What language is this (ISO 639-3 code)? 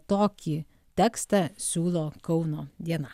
lit